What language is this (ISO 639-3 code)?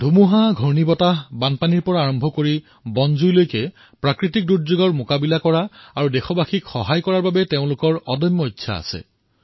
asm